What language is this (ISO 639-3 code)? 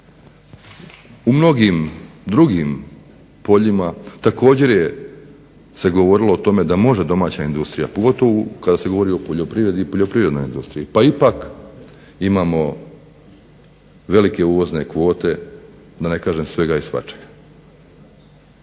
hrv